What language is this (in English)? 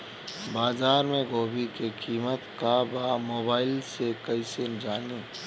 Bhojpuri